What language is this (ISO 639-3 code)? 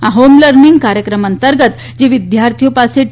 guj